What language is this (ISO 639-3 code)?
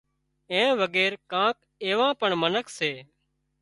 kxp